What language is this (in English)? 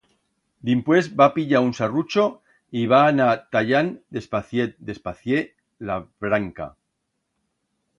Aragonese